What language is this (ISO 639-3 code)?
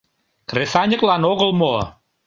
chm